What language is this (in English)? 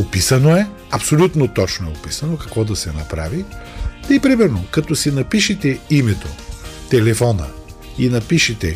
Bulgarian